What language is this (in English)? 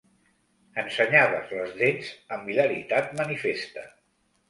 Catalan